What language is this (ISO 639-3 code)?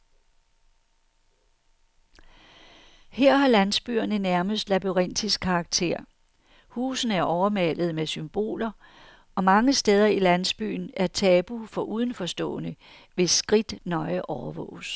dan